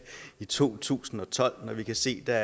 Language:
Danish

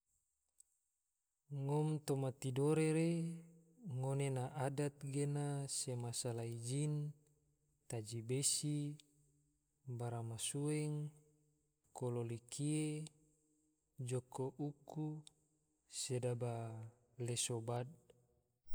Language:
Tidore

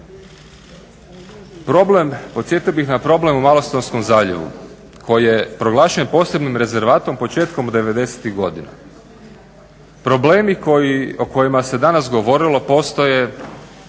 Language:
Croatian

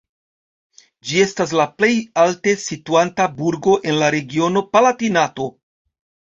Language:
Esperanto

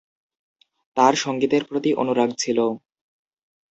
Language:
Bangla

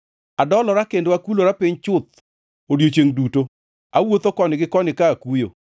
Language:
Luo (Kenya and Tanzania)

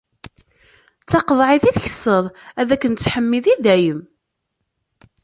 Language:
Kabyle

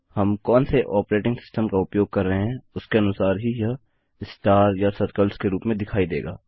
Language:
Hindi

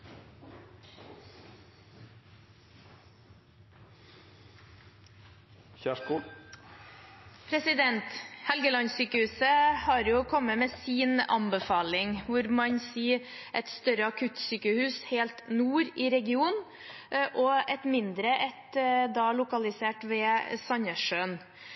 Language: Norwegian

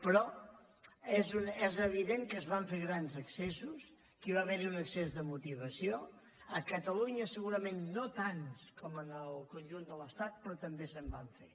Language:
Catalan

